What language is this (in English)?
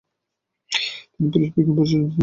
Bangla